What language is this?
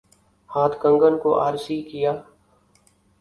Urdu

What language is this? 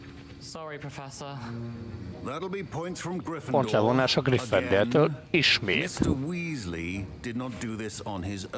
Hungarian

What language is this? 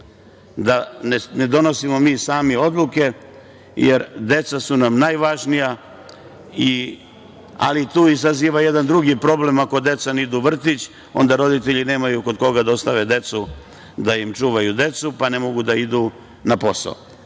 Serbian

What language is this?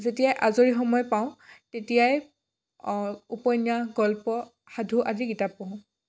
Assamese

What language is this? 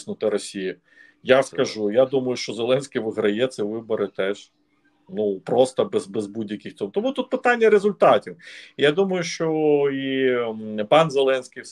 Ukrainian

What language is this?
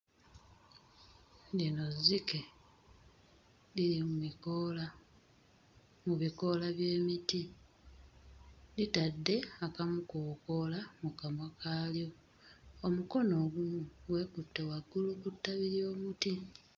Ganda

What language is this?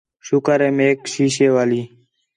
Khetrani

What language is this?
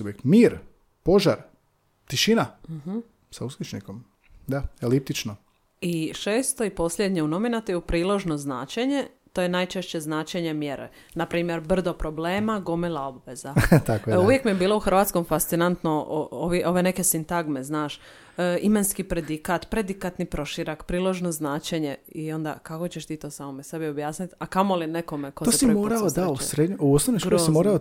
Croatian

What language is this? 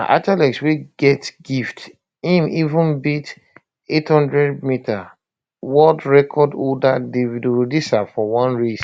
Nigerian Pidgin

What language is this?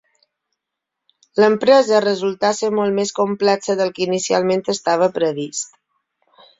Catalan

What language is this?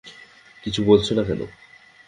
Bangla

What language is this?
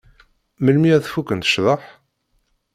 Kabyle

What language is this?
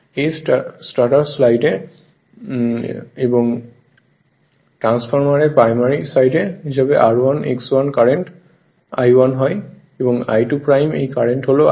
Bangla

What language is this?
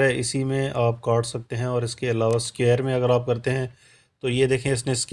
Urdu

